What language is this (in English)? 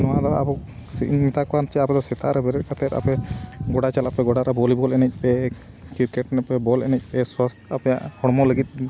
Santali